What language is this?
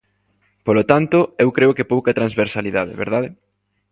Galician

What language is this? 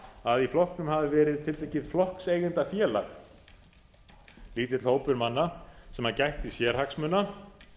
Icelandic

